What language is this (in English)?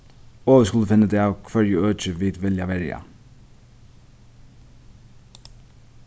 Faroese